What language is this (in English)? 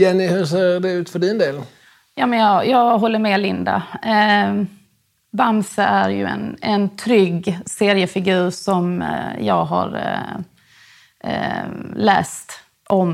Swedish